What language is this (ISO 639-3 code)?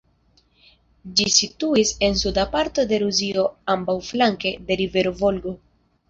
epo